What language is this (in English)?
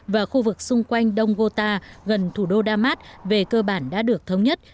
Vietnamese